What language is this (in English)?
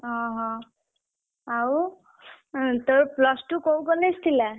Odia